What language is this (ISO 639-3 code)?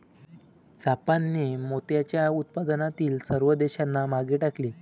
mar